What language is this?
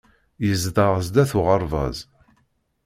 Kabyle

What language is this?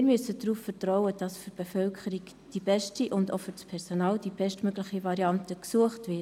Swiss German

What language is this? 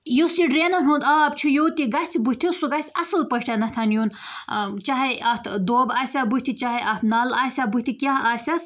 Kashmiri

